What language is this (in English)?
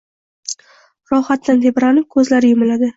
Uzbek